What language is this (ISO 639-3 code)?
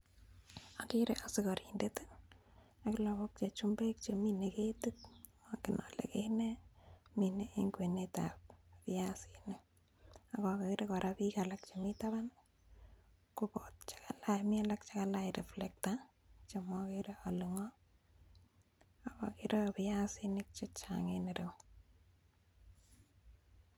kln